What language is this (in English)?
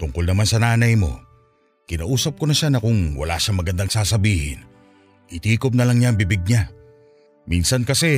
Filipino